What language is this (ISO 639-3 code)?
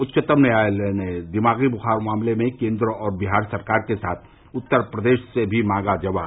hin